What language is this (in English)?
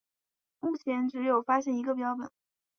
Chinese